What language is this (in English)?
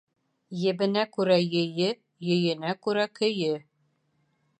Bashkir